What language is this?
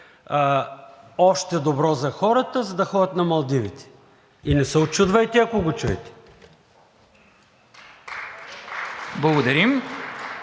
Bulgarian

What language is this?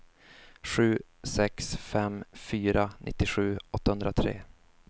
Swedish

